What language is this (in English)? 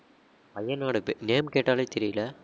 Tamil